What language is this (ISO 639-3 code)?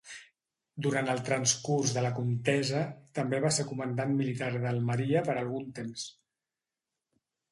cat